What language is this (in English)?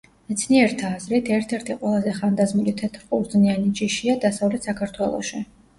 Georgian